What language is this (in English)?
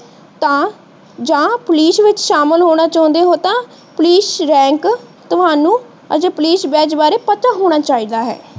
Punjabi